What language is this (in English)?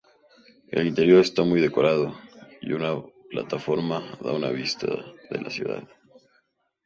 Spanish